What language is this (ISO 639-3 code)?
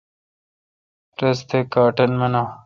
xka